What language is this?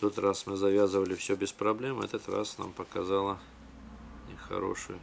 Russian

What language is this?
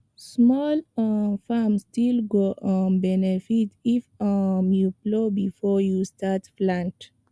Nigerian Pidgin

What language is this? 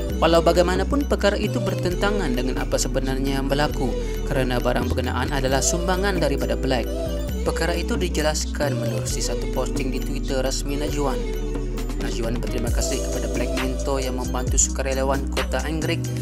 Malay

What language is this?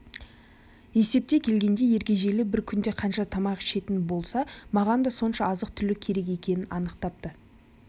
Kazakh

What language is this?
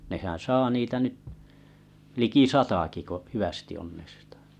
Finnish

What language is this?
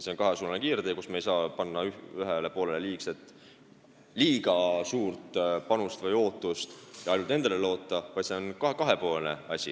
Estonian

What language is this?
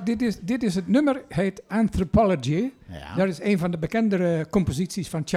Dutch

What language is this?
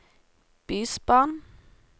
Norwegian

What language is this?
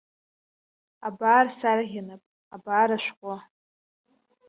Abkhazian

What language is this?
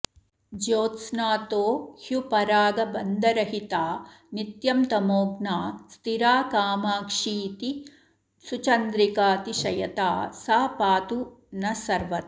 Sanskrit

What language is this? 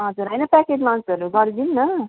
Nepali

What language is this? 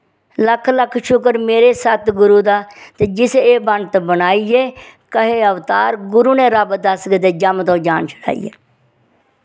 Dogri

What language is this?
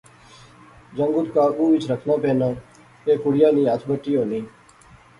Pahari-Potwari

